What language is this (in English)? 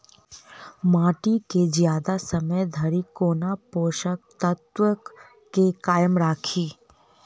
Maithili